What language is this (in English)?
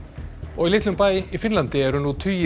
Icelandic